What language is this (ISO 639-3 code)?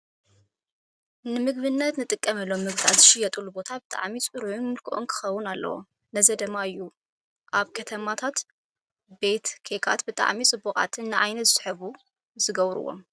tir